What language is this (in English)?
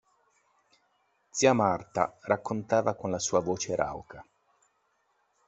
Italian